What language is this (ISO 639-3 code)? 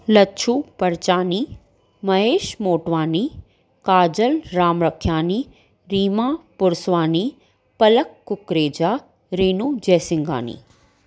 snd